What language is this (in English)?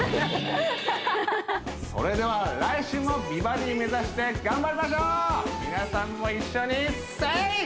Japanese